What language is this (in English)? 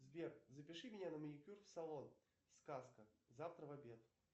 Russian